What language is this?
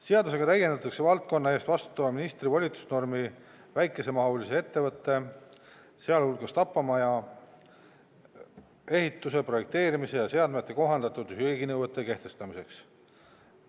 Estonian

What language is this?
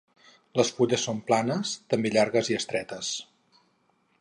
Catalan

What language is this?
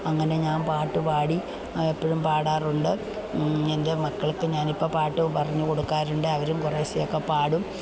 Malayalam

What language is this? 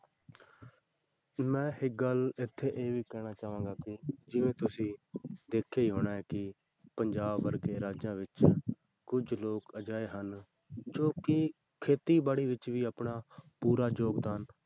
Punjabi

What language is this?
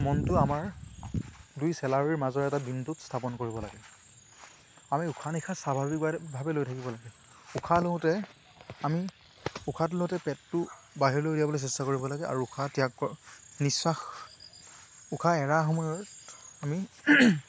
Assamese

